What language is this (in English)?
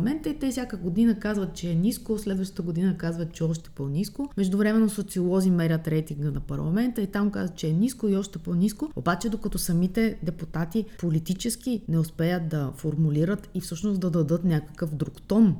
Bulgarian